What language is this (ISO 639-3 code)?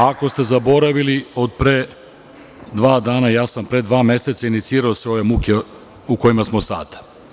srp